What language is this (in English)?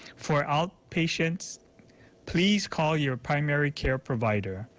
English